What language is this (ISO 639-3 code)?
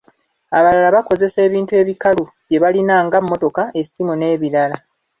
lug